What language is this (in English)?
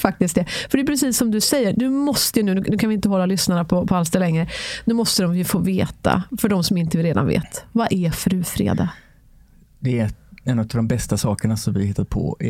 Swedish